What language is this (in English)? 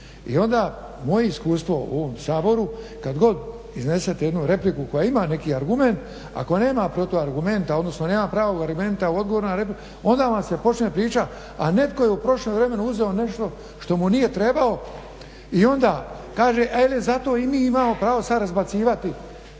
Croatian